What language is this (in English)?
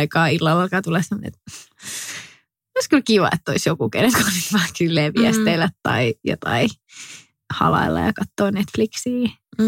Finnish